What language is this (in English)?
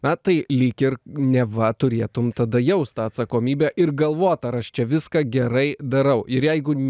Lithuanian